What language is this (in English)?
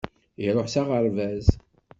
Kabyle